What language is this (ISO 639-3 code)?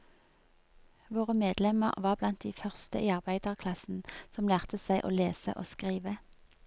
nor